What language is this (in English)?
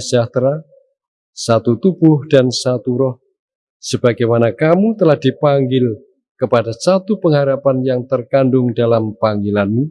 Indonesian